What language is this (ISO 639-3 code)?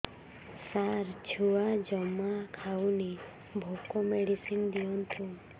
ori